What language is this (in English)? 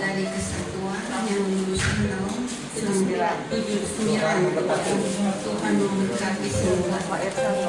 Indonesian